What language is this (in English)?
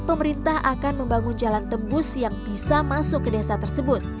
Indonesian